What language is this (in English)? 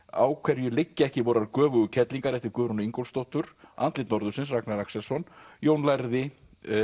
Icelandic